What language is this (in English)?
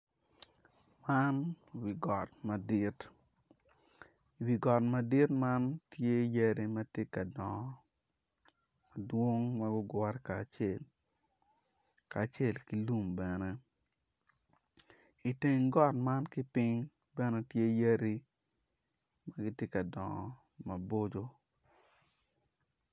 Acoli